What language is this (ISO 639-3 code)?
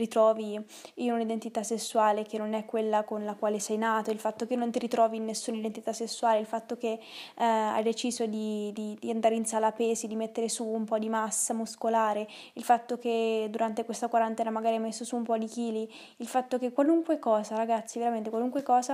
ita